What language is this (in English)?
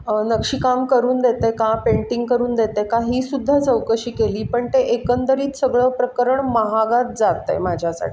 Marathi